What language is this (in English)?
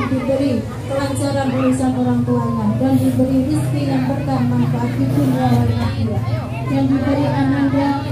Indonesian